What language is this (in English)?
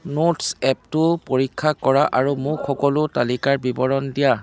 Assamese